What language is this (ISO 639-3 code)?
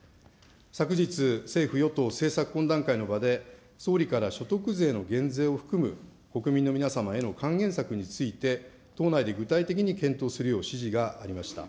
jpn